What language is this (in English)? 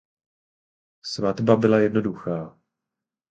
Czech